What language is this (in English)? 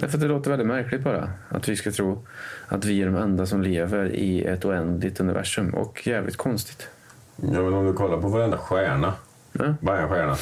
Swedish